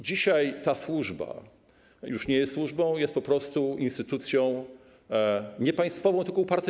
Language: Polish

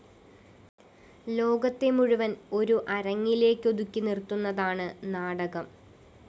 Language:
Malayalam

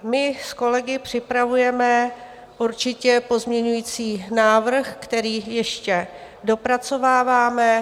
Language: Czech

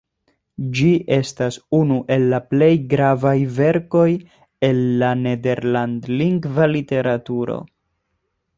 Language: Esperanto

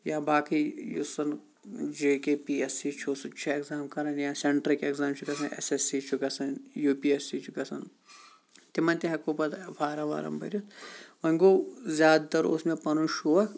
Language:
Kashmiri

